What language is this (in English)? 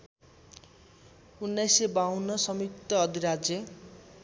Nepali